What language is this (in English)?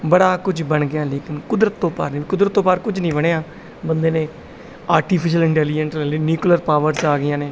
Punjabi